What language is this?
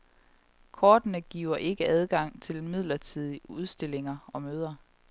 Danish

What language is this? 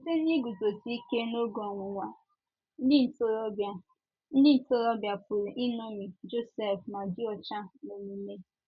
Igbo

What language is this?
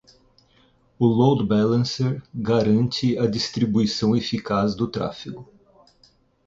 Portuguese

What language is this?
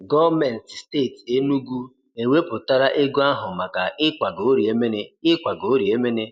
Igbo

